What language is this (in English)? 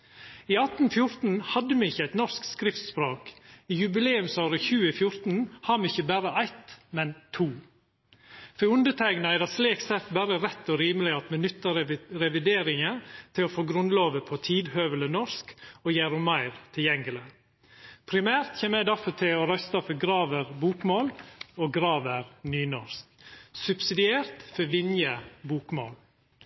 Norwegian Nynorsk